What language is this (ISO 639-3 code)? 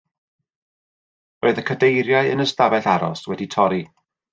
cym